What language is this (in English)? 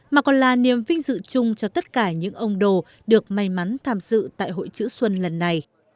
Vietnamese